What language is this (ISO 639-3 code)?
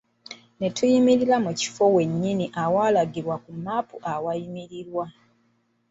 lug